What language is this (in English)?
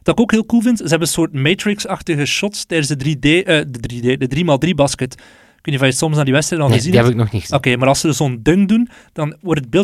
Dutch